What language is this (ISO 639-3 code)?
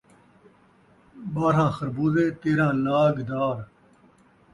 skr